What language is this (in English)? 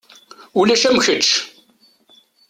Kabyle